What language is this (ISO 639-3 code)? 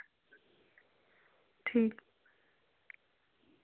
doi